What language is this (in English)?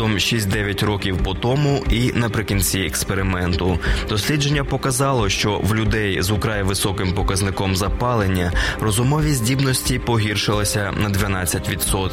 Ukrainian